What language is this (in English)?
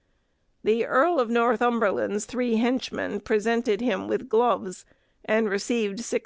English